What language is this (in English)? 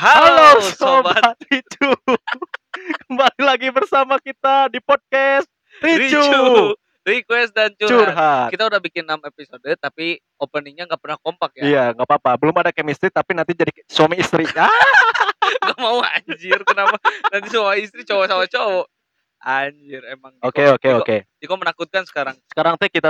Indonesian